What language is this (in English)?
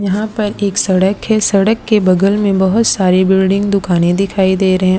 Hindi